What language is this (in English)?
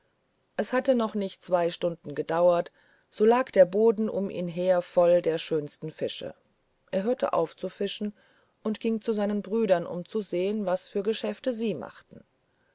German